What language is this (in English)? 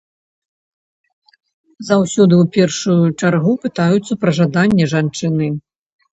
Belarusian